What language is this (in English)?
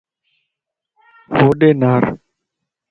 Lasi